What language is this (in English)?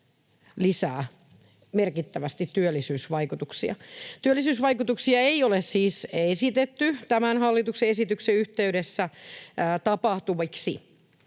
Finnish